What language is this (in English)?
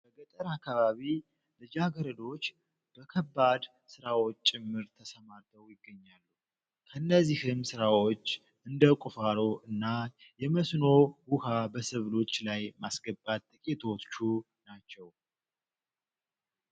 Amharic